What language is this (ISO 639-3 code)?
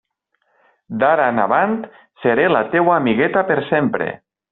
cat